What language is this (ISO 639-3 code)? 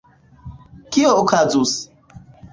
epo